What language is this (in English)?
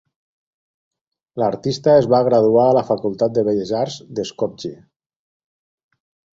Catalan